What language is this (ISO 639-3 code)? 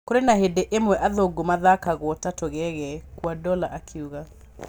kik